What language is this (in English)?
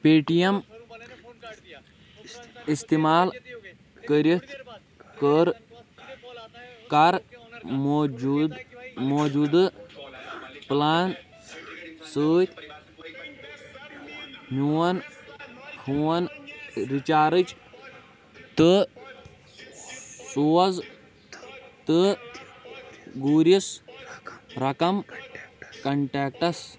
Kashmiri